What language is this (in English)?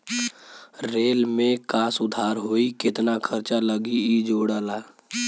Bhojpuri